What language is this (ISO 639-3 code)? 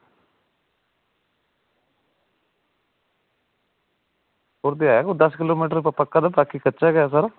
doi